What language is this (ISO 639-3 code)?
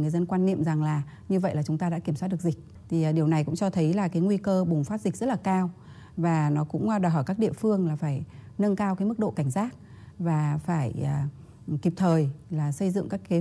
vie